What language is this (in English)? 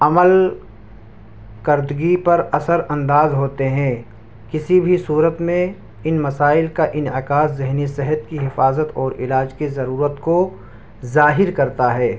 Urdu